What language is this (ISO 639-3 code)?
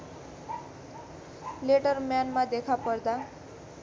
nep